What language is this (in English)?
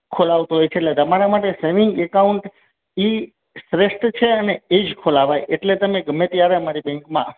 Gujarati